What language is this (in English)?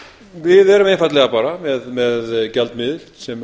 Icelandic